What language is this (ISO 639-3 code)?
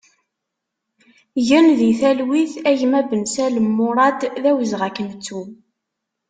kab